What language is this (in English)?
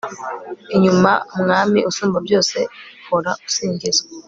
Kinyarwanda